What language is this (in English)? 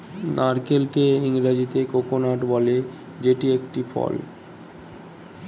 Bangla